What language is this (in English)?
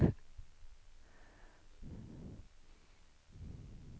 Swedish